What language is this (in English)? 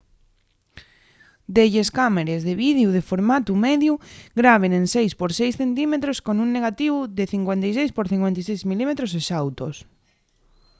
Asturian